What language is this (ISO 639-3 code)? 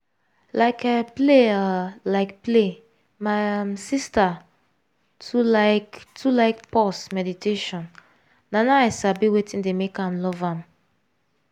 pcm